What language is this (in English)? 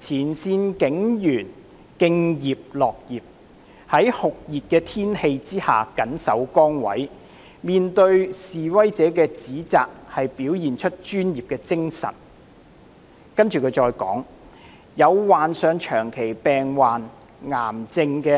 Cantonese